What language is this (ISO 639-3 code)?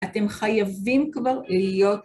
heb